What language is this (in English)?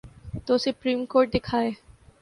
Urdu